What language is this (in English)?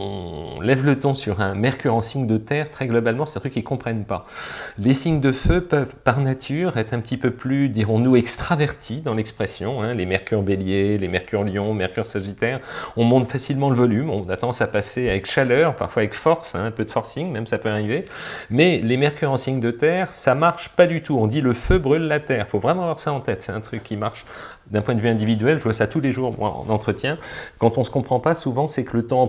French